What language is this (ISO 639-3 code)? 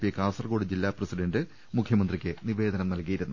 mal